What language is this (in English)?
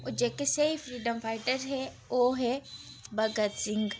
Dogri